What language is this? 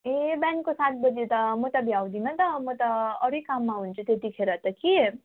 Nepali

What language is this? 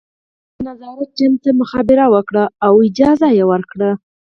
Pashto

